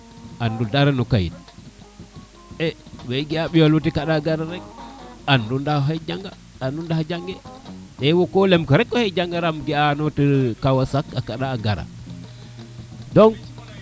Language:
Serer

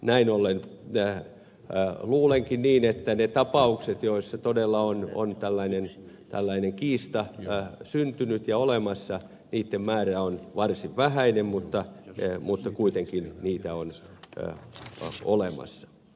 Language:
Finnish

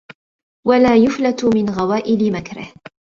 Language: Arabic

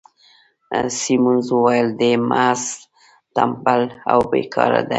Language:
Pashto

